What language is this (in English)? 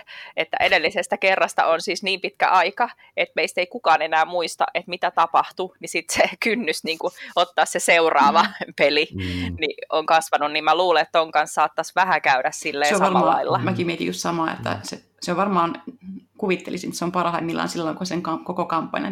Finnish